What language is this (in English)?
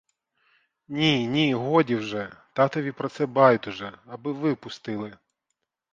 Ukrainian